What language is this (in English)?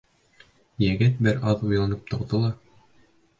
Bashkir